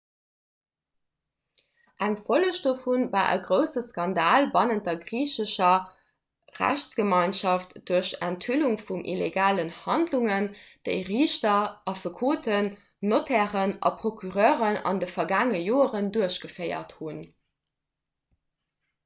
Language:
Luxembourgish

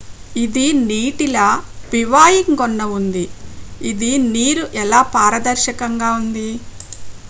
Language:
Telugu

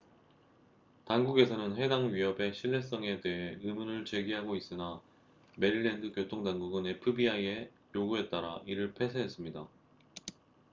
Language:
Korean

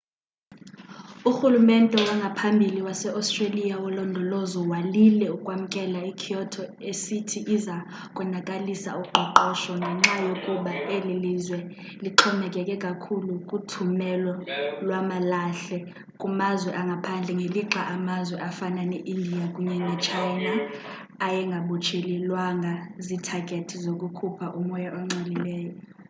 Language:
Xhosa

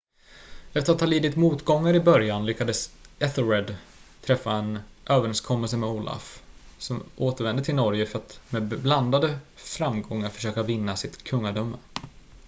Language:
Swedish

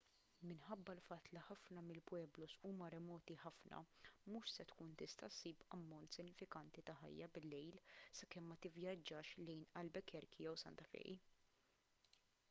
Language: Maltese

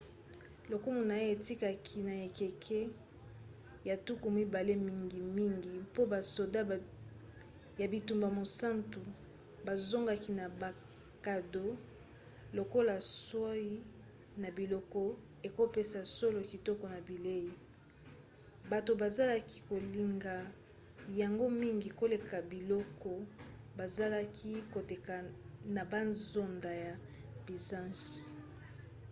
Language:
Lingala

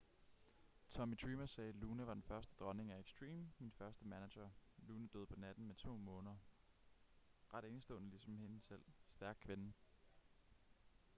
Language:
Danish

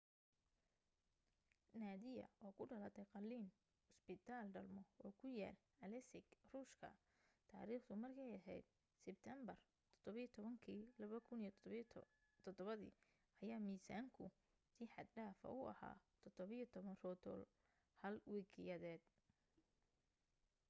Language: Somali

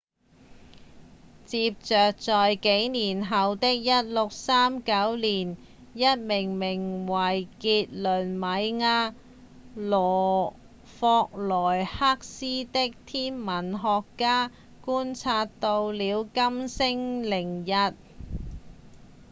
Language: Cantonese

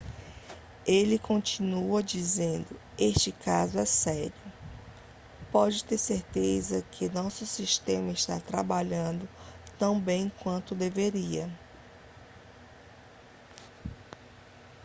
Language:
Portuguese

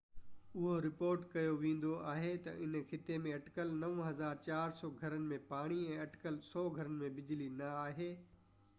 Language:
Sindhi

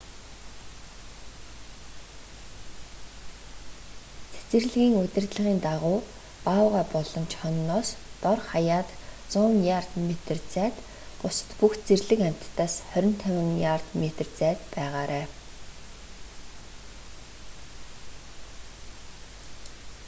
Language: Mongolian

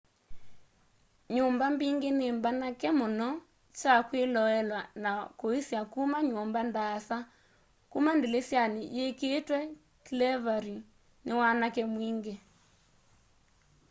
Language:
Kamba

